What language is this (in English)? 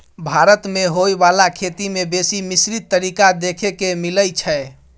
Maithili